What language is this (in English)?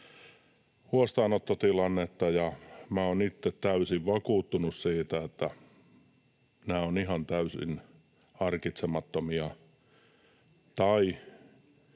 Finnish